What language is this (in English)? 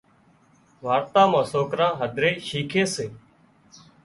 Wadiyara Koli